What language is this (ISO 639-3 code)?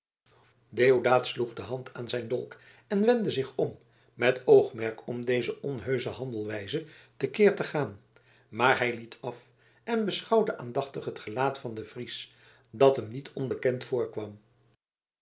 nld